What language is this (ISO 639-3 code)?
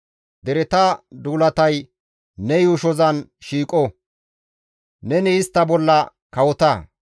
gmv